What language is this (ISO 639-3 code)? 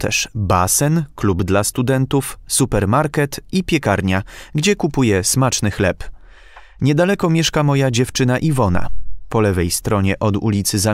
pol